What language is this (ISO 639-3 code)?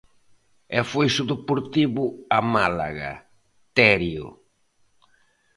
glg